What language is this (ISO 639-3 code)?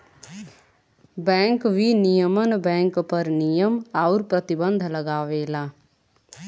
bho